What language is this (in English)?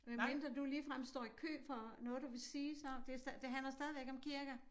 Danish